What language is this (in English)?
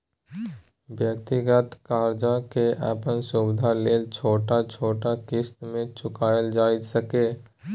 Maithili